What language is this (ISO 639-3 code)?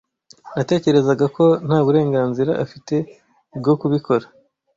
kin